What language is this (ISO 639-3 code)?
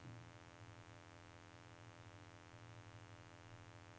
nor